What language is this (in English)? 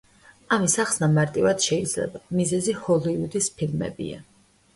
Georgian